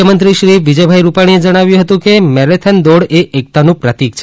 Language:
Gujarati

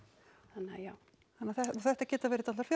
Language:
Icelandic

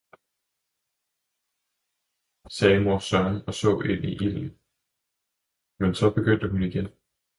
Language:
Danish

